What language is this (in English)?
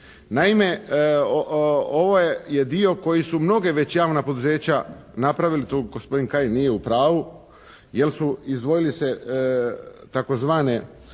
Croatian